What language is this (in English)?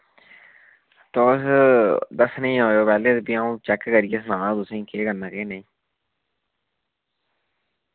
Dogri